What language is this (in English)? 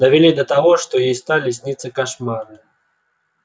Russian